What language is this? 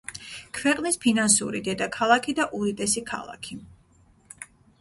Georgian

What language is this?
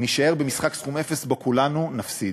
Hebrew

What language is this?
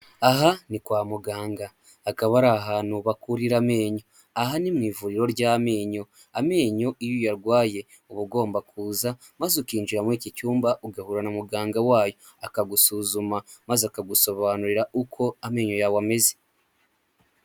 Kinyarwanda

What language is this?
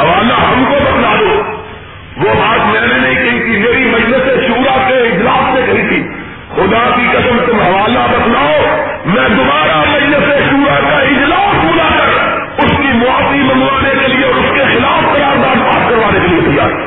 Urdu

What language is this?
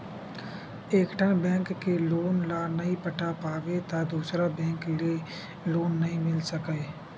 Chhattisgarhi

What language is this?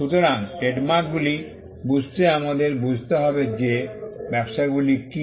Bangla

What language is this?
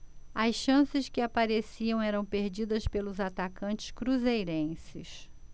Portuguese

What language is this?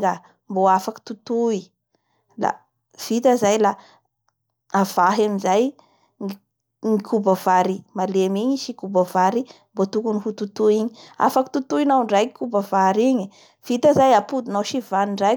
Bara Malagasy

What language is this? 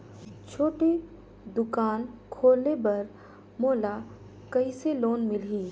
Chhattisgarhi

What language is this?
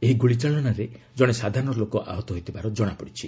Odia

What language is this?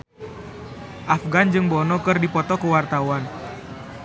Sundanese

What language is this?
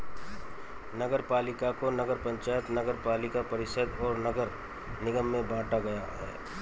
Hindi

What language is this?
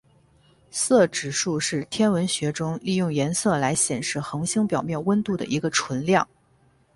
Chinese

